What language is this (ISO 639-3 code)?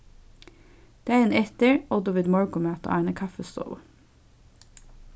fao